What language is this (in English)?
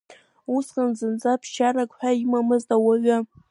Abkhazian